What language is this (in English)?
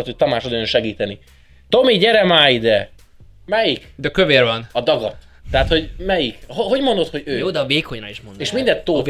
Hungarian